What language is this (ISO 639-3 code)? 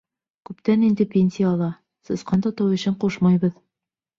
bak